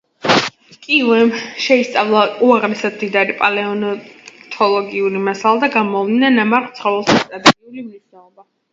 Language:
Georgian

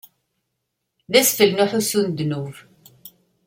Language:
Kabyle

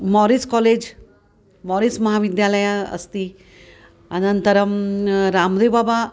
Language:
Sanskrit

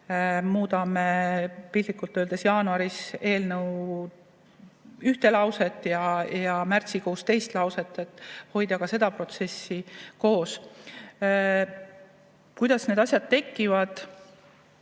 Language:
Estonian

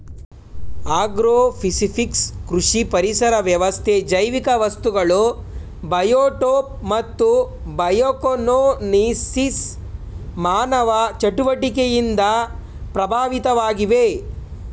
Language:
Kannada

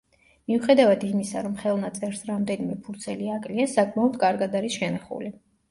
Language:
Georgian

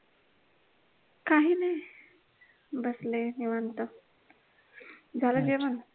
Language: Marathi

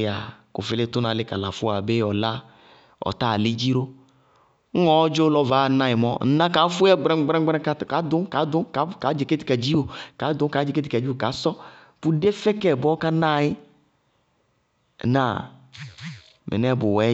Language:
Bago-Kusuntu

